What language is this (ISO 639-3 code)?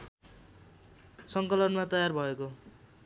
nep